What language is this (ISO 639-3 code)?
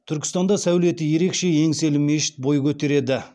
kaz